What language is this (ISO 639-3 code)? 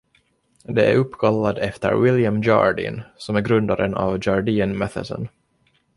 swe